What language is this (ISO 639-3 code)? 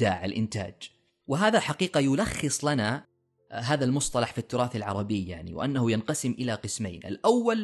ara